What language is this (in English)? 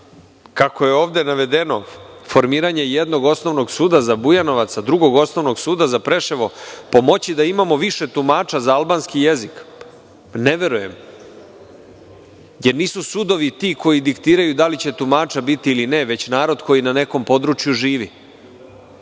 Serbian